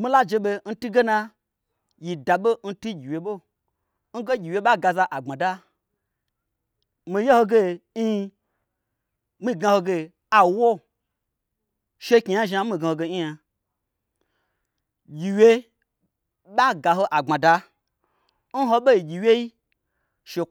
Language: Gbagyi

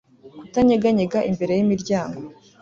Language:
Kinyarwanda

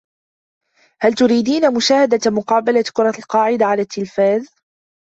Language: Arabic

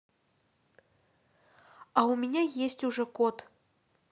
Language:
Russian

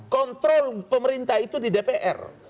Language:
Indonesian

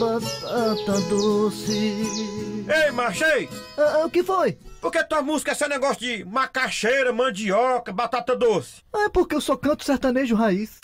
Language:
Portuguese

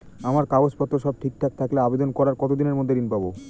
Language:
Bangla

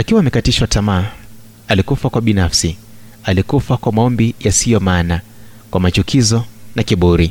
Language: Swahili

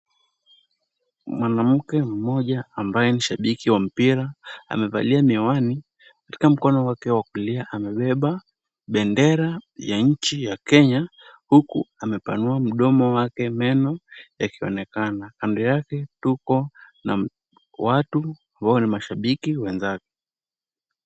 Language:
Swahili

